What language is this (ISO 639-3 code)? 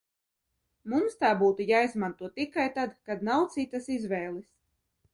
lav